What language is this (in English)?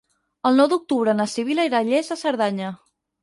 Catalan